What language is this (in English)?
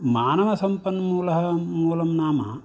Sanskrit